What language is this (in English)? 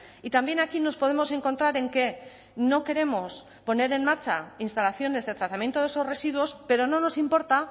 Spanish